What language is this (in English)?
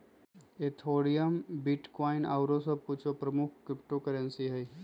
Magahi